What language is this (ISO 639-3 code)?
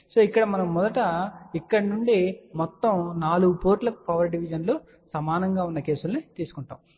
tel